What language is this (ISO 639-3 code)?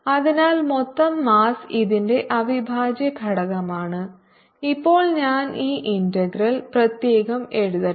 mal